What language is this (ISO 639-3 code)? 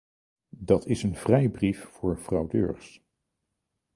nld